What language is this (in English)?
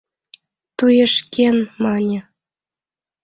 Mari